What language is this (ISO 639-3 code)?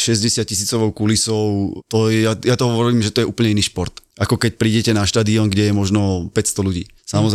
slk